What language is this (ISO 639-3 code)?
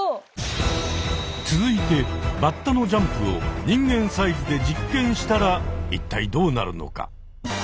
jpn